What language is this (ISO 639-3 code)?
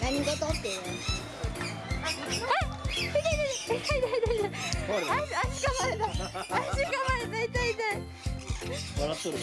jpn